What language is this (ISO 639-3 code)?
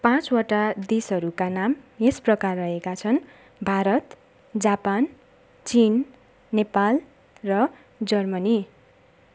nep